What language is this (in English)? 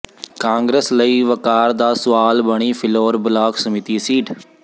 Punjabi